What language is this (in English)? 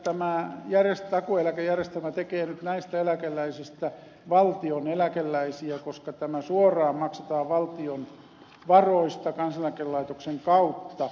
Finnish